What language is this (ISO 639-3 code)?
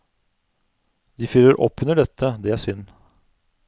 nor